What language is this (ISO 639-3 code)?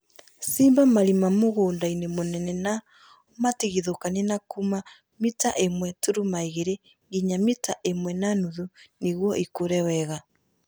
kik